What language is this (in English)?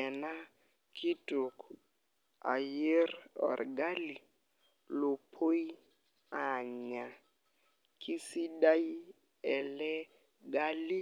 Masai